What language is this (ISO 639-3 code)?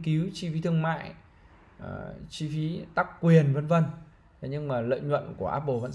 vie